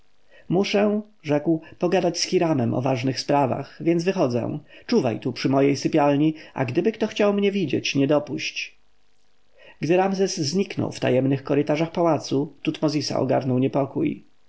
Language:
Polish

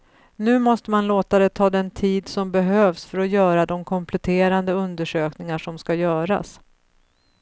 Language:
Swedish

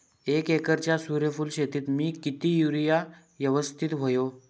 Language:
Marathi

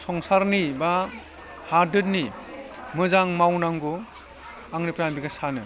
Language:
Bodo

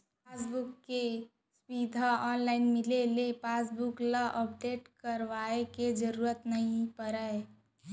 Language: Chhattisgarhi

